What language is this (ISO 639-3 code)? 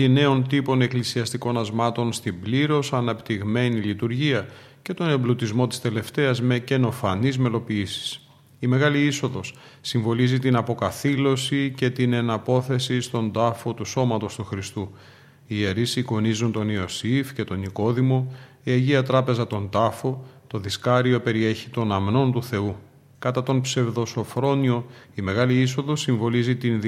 ell